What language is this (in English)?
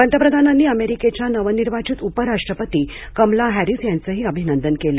Marathi